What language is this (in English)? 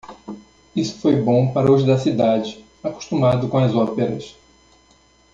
Portuguese